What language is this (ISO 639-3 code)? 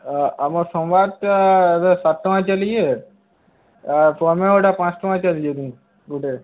ori